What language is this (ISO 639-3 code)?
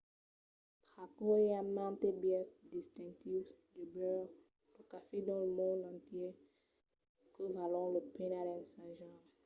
oci